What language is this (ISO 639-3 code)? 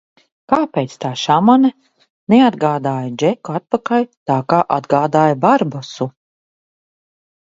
lav